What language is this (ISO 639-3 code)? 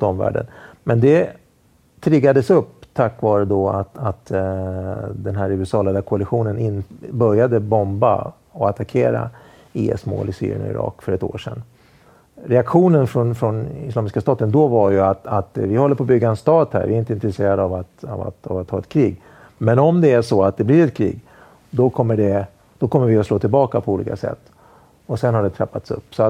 swe